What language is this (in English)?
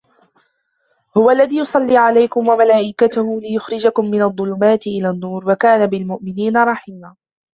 Arabic